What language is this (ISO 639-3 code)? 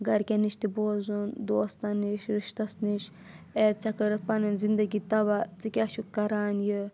kas